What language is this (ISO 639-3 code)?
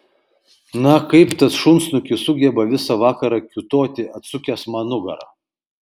lit